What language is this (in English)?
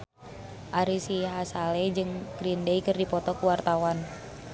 Sundanese